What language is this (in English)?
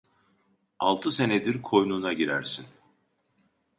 Turkish